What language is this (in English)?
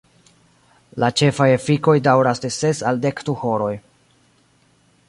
Esperanto